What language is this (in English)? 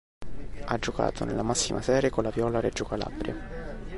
Italian